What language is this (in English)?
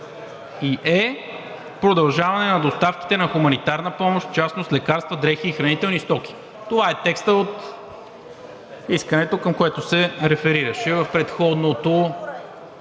Bulgarian